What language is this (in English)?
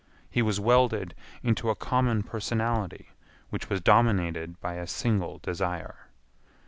English